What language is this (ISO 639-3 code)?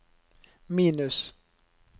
nor